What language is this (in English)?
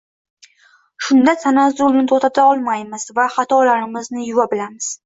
Uzbek